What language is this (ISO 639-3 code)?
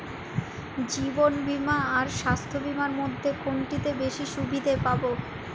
ben